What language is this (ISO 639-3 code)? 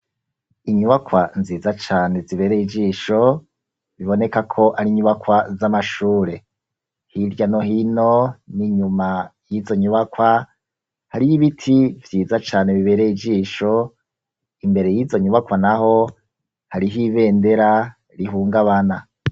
run